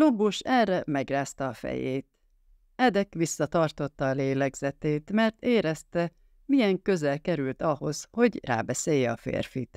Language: Hungarian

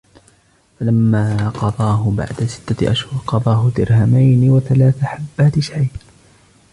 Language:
Arabic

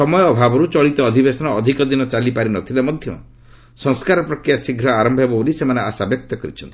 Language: Odia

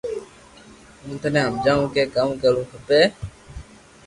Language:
Loarki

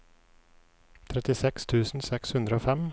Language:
Norwegian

